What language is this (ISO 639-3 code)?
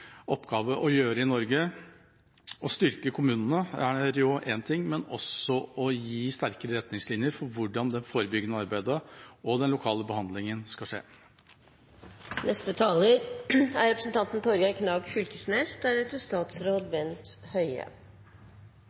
nob